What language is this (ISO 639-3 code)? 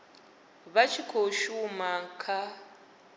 ven